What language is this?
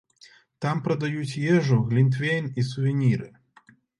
Belarusian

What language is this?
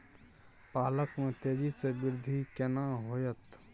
Maithili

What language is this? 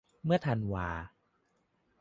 Thai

